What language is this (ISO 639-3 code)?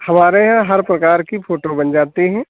hin